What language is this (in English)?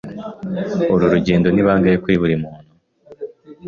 Kinyarwanda